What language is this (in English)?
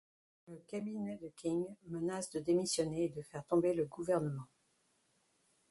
French